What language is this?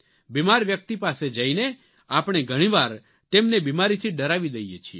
Gujarati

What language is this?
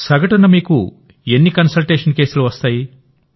Telugu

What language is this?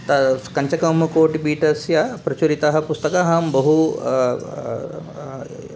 Sanskrit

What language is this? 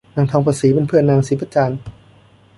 Thai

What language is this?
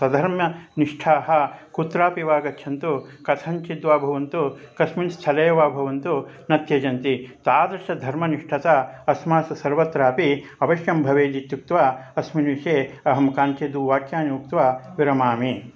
Sanskrit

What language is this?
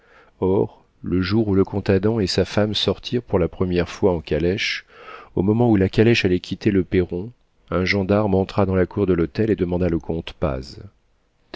French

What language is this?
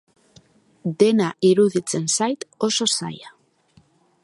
Basque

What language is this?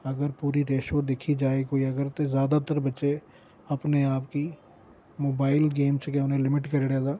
Dogri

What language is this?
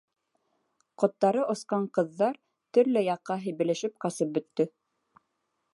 Bashkir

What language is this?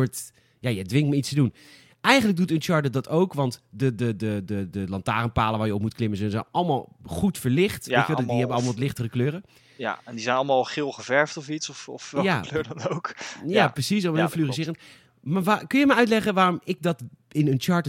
Dutch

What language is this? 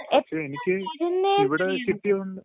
Malayalam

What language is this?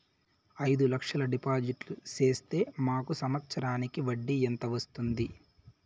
Telugu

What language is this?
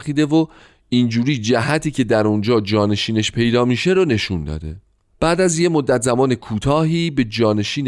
Persian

